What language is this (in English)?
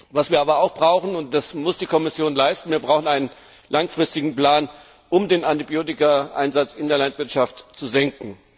German